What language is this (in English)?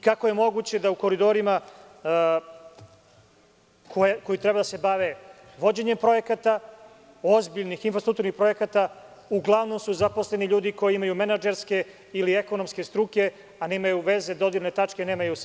Serbian